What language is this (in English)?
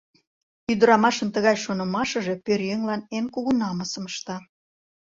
Mari